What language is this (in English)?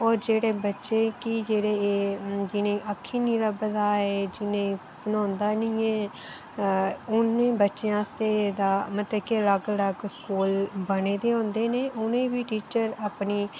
Dogri